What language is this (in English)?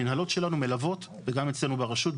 Hebrew